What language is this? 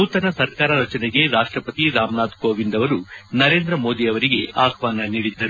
Kannada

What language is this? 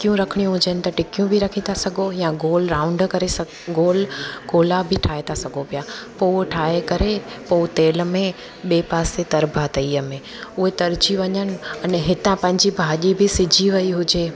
Sindhi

